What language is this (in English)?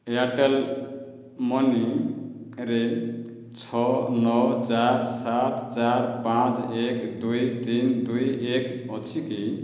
Odia